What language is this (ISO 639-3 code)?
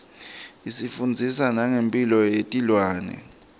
ssw